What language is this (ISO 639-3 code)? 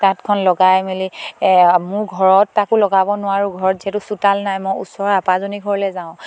asm